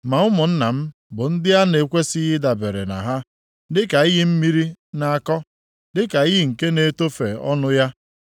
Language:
Igbo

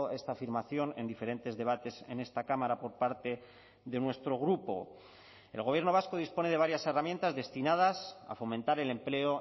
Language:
Spanish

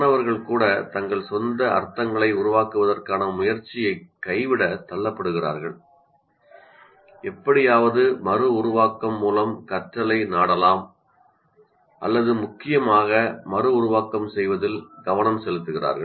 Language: Tamil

